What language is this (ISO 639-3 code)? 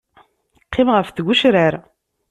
kab